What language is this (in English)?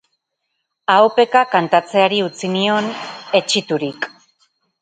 Basque